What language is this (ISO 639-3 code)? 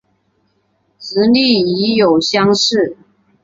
zho